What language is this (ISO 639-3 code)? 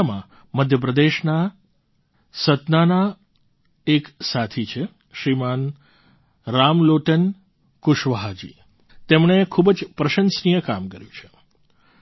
guj